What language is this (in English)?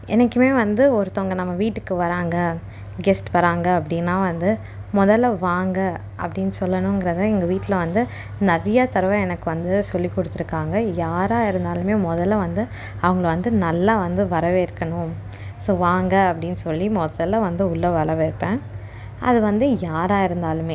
Tamil